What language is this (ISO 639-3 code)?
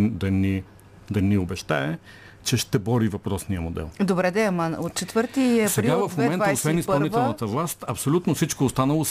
bul